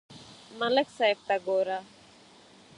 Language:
Pashto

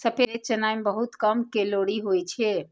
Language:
Maithili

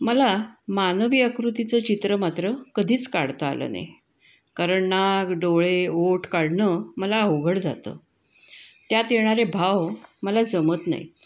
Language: Marathi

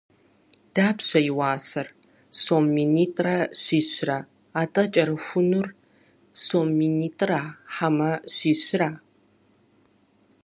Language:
Kabardian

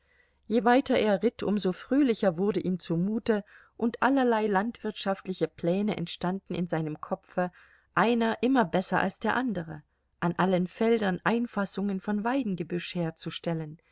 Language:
German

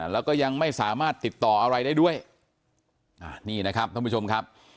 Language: Thai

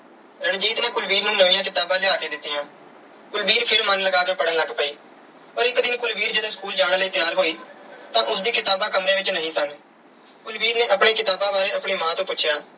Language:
Punjabi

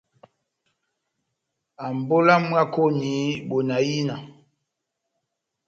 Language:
Batanga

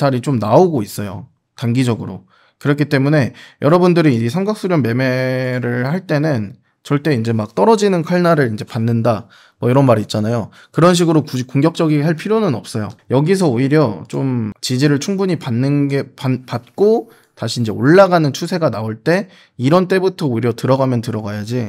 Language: Korean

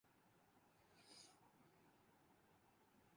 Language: Urdu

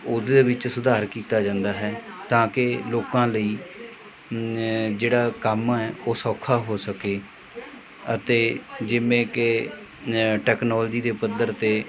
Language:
Punjabi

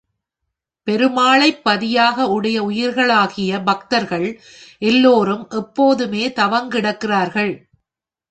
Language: Tamil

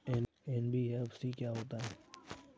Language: Hindi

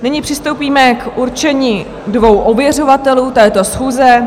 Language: Czech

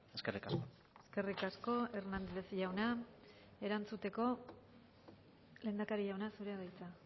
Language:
Basque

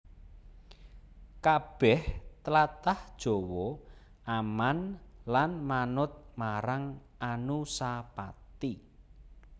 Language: Javanese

